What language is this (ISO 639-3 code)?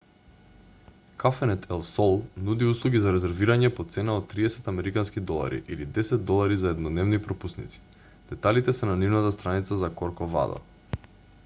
mkd